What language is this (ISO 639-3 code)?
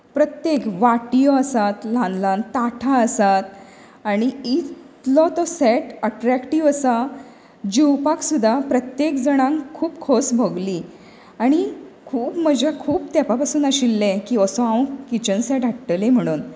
kok